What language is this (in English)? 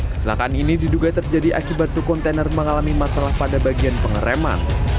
Indonesian